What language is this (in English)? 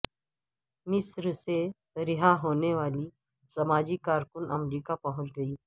Urdu